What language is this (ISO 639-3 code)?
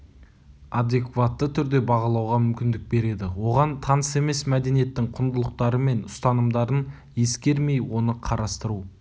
kaz